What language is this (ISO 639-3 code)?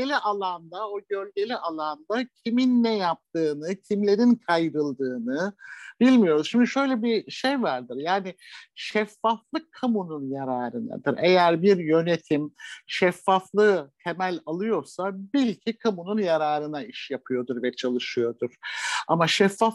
tur